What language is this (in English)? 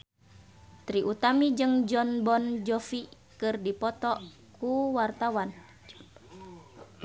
Sundanese